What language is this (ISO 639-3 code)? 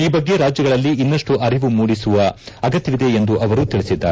kan